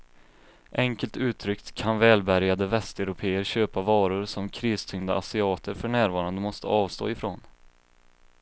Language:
Swedish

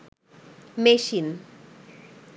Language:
Bangla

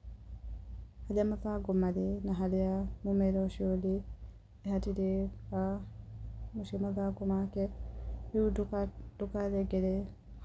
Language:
Kikuyu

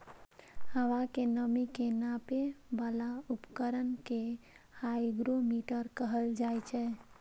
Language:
Maithili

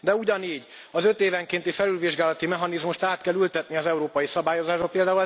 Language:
Hungarian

